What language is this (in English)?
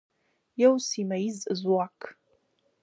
Pashto